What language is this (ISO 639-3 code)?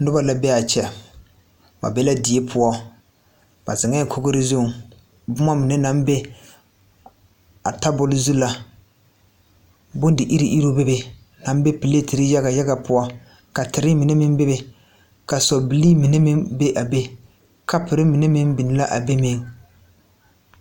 dga